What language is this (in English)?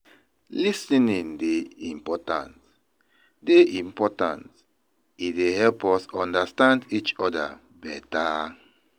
Nigerian Pidgin